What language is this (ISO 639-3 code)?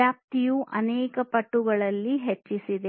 kan